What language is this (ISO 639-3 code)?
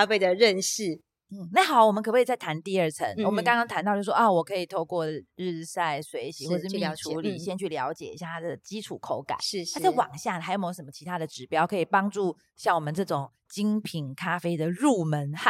zho